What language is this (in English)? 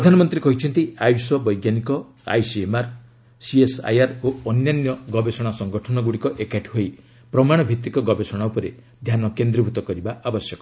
Odia